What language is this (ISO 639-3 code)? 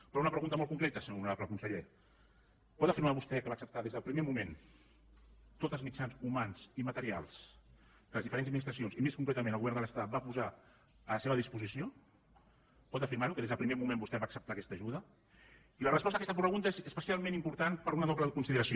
cat